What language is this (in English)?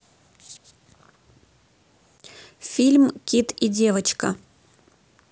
Russian